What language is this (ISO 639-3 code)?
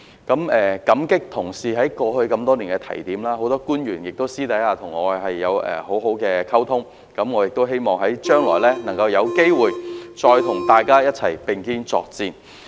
yue